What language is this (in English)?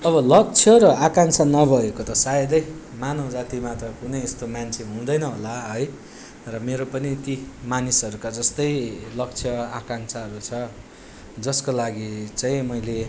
Nepali